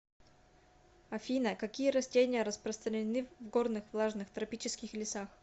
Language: Russian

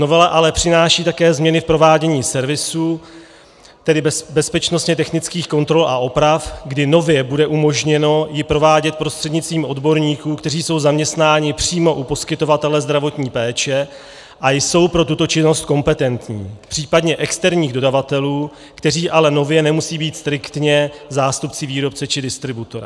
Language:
Czech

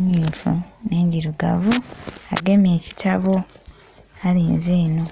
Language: Soga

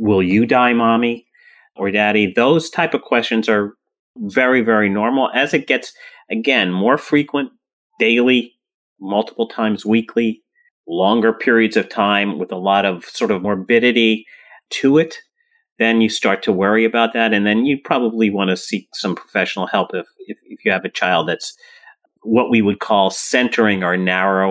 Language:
English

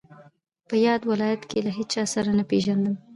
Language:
Pashto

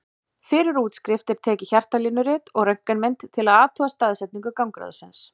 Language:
Icelandic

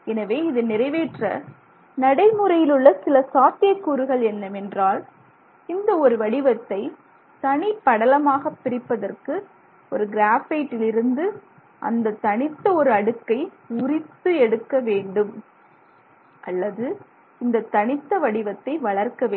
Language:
Tamil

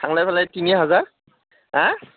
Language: Bodo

